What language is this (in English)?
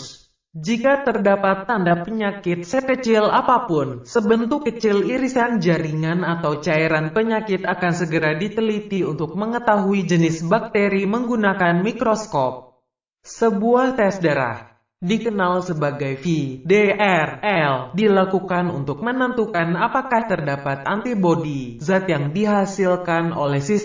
Indonesian